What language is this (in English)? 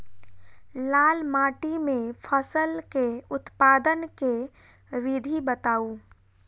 Maithili